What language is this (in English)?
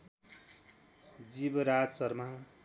Nepali